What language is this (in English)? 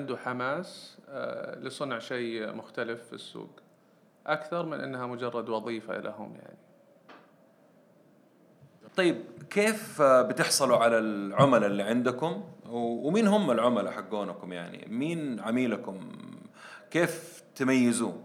Arabic